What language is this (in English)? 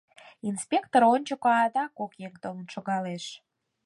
Mari